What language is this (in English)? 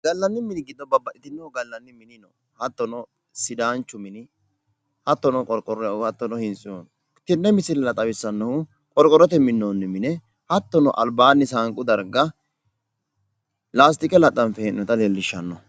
Sidamo